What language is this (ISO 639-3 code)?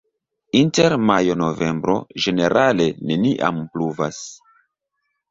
epo